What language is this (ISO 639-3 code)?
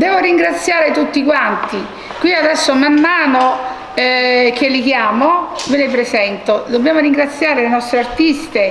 ita